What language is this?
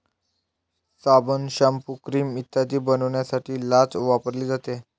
Marathi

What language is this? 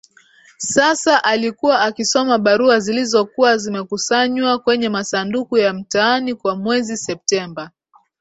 Swahili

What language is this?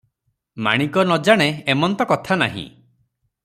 Odia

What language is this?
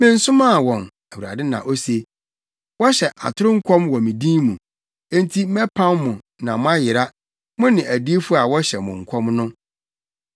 Akan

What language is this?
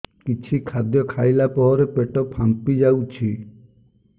Odia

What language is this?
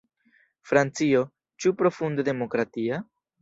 Esperanto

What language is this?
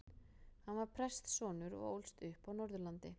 Icelandic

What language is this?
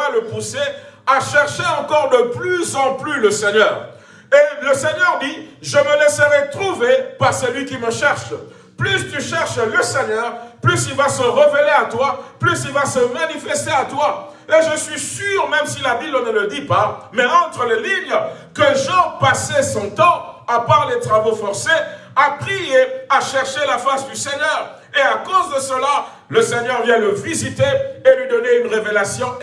French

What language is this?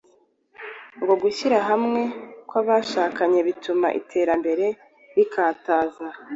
Kinyarwanda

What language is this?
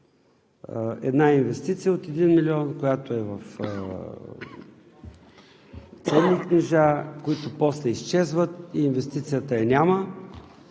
Bulgarian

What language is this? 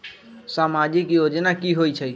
Magahi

